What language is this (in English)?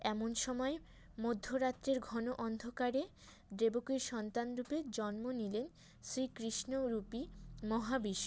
Bangla